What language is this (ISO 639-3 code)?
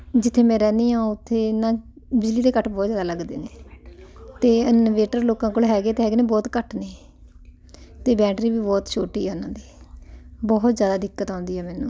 pan